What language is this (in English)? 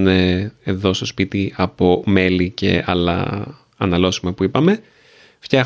Greek